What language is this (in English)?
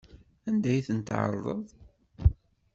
Kabyle